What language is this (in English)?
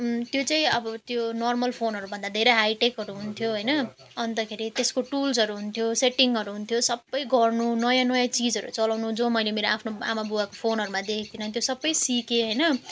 Nepali